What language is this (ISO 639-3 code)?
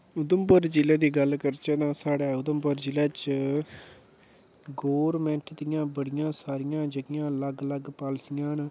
doi